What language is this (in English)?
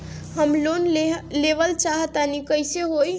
Bhojpuri